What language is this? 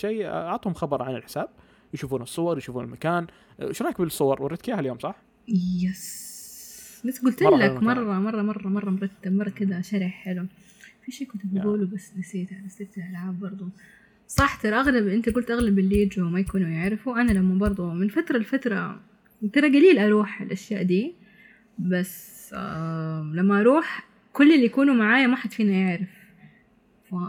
Arabic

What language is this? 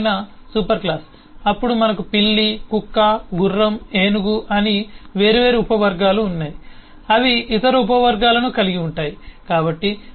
Telugu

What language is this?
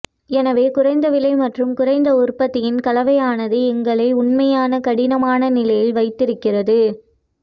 Tamil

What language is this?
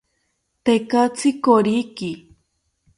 South Ucayali Ashéninka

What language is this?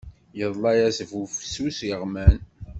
Kabyle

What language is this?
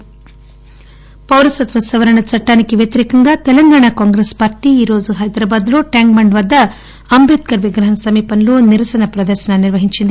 Telugu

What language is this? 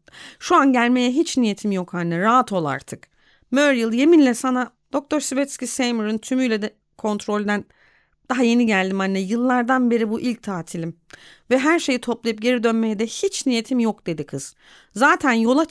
Turkish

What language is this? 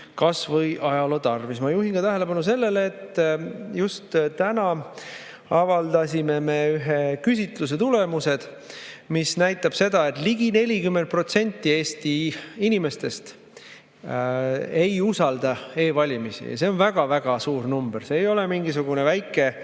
Estonian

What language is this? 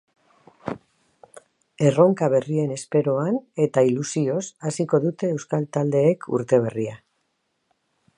Basque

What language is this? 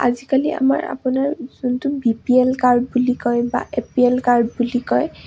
Assamese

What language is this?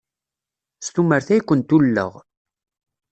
Kabyle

